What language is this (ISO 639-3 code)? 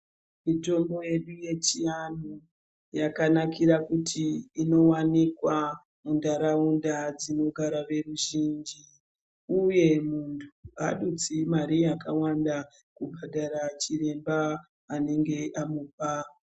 ndc